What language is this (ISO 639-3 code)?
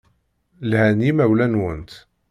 kab